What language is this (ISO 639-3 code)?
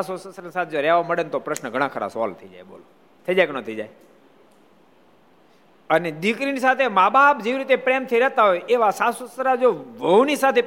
guj